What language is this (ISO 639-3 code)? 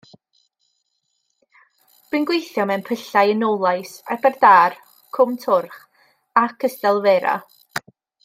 cym